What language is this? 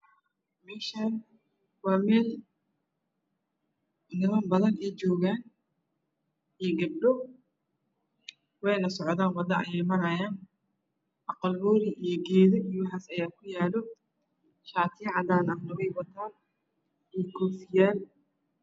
Somali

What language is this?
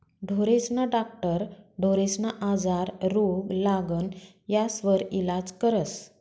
Marathi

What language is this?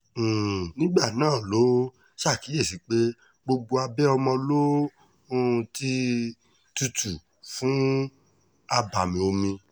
Yoruba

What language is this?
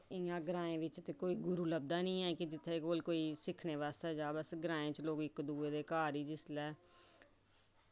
Dogri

